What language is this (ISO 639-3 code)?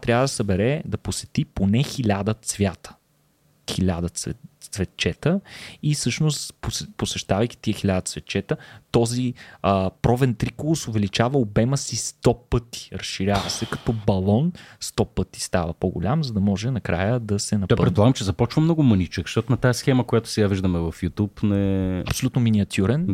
bul